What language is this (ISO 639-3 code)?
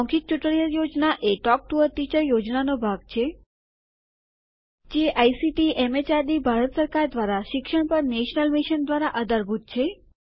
guj